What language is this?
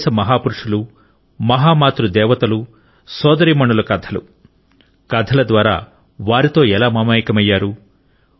Telugu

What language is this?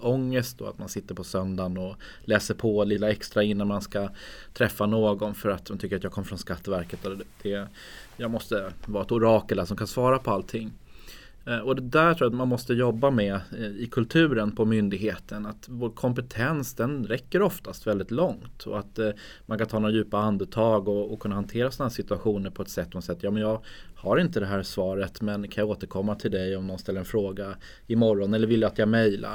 Swedish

